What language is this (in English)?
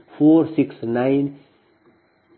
Kannada